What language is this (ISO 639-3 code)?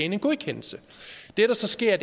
dan